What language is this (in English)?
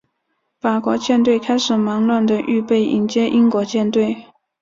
Chinese